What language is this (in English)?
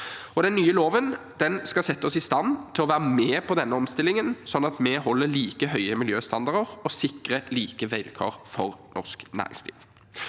Norwegian